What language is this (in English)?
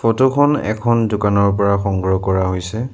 Assamese